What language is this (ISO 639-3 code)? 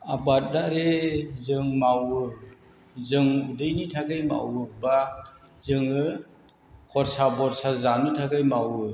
brx